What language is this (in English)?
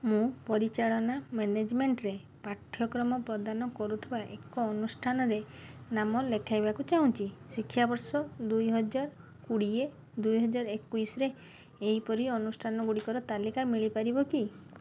Odia